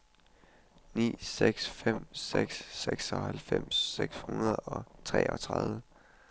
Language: Danish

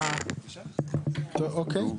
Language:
Hebrew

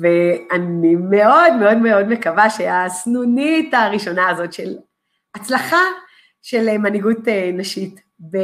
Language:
Hebrew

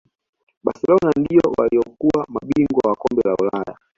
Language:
Swahili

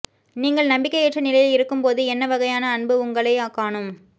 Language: Tamil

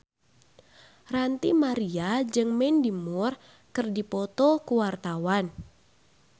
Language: Sundanese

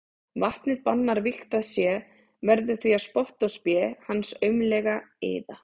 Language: Icelandic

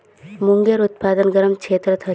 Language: Magahi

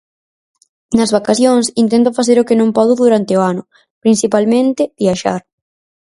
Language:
Galician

